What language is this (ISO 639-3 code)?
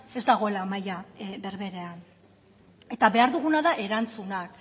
eus